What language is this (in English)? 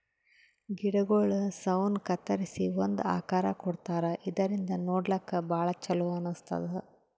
Kannada